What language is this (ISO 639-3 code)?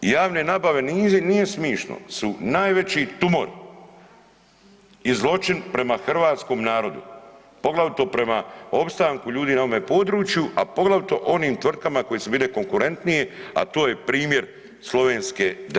hrv